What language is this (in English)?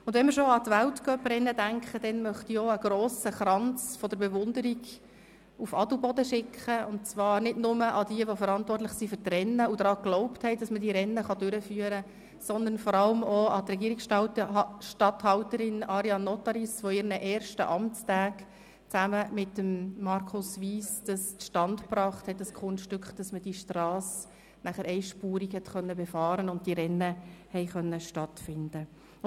Swiss German